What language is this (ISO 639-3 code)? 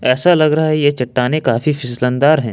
hin